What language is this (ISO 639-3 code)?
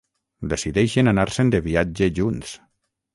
cat